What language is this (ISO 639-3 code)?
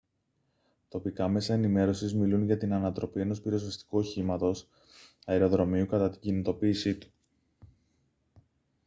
ell